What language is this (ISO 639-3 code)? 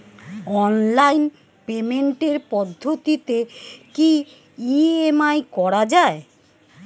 ben